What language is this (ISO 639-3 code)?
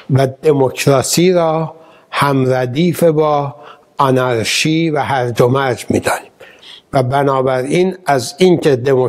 fas